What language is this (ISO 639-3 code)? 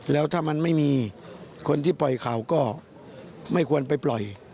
tha